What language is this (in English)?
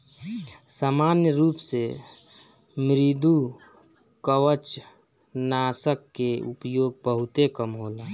Bhojpuri